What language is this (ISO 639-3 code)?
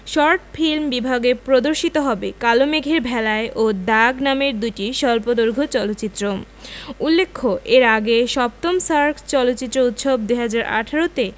ben